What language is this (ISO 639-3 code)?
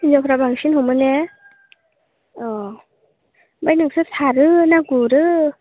brx